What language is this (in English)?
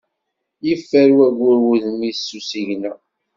Kabyle